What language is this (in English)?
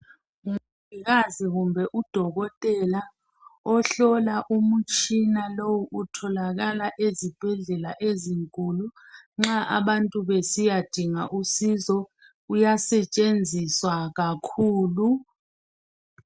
North Ndebele